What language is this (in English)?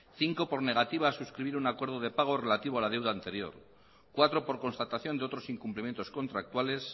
Spanish